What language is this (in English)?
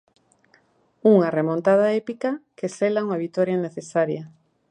Galician